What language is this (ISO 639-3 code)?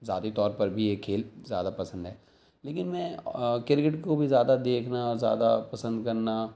urd